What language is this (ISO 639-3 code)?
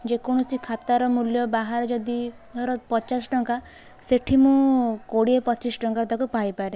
ori